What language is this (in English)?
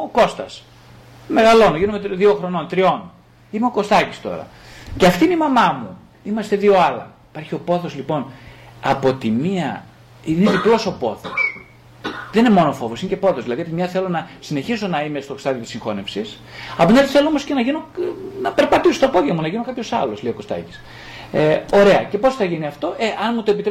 Greek